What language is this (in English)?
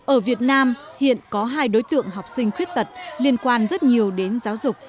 Vietnamese